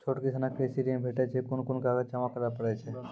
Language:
Maithili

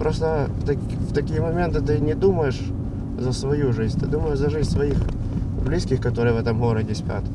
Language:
Ukrainian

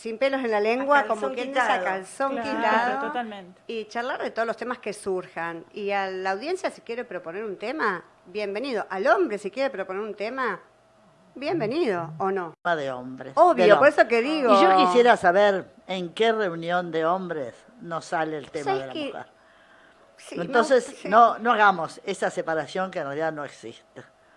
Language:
Spanish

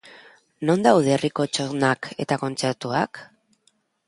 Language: Basque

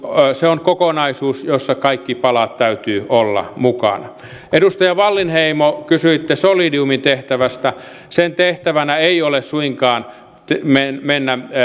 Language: Finnish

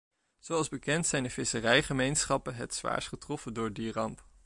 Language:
Dutch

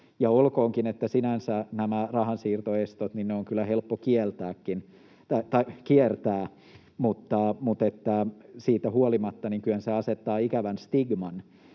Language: Finnish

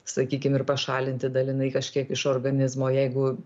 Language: Lithuanian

